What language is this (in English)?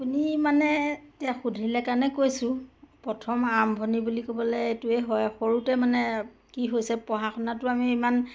Assamese